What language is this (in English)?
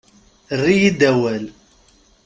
Kabyle